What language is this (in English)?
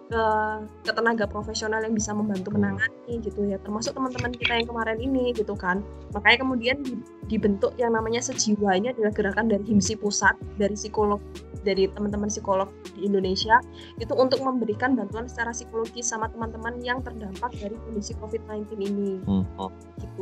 Indonesian